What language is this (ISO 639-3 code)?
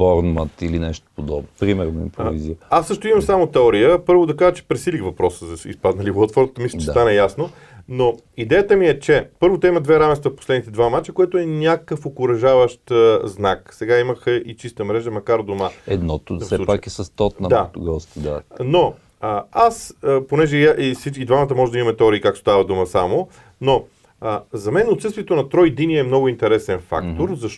bul